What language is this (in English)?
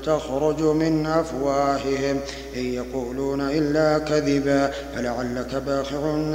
Arabic